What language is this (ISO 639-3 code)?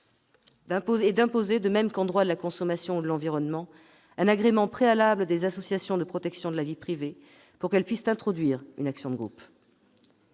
fra